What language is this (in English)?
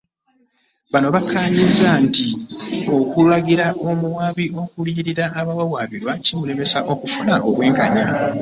Ganda